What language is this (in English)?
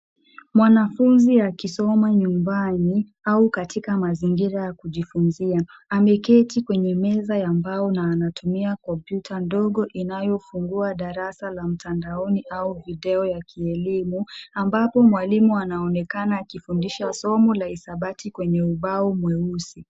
Swahili